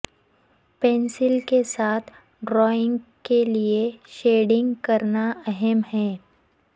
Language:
Urdu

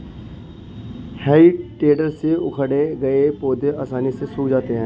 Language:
Hindi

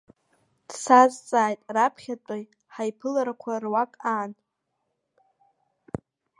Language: Abkhazian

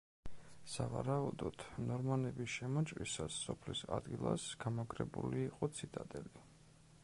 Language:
Georgian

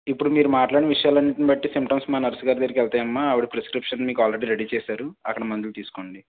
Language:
Telugu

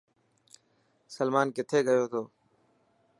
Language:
Dhatki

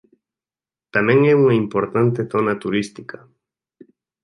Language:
Galician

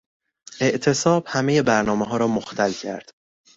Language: Persian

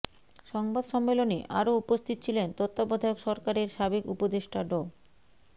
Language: Bangla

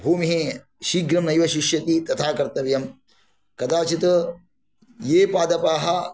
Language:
Sanskrit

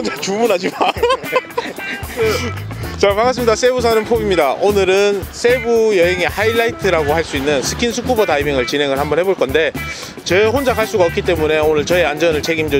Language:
Korean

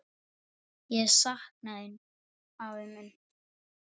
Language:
Icelandic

